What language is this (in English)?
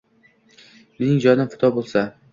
Uzbek